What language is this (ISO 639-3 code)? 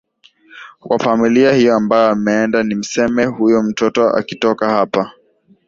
swa